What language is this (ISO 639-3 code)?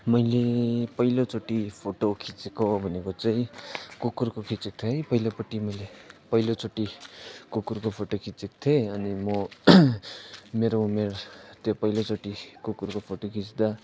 nep